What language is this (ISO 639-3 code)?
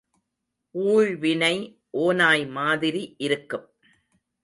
tam